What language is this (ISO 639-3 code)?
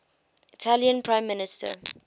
eng